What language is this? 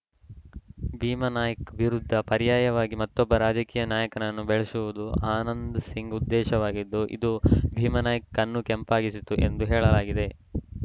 Kannada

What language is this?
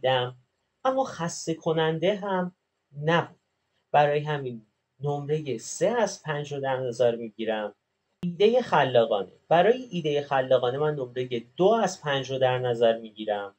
Persian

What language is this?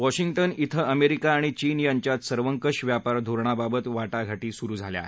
Marathi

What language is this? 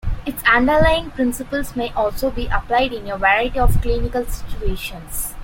English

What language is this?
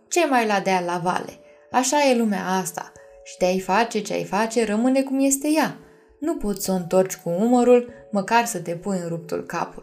Romanian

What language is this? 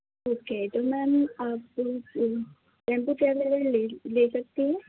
Urdu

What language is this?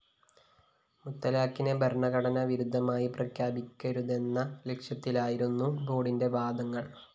Malayalam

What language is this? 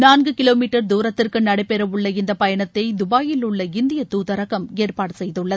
Tamil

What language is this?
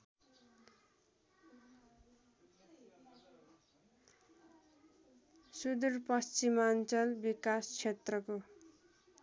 Nepali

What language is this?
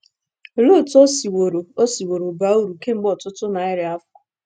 Igbo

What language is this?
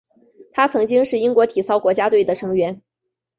Chinese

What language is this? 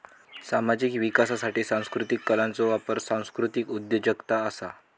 Marathi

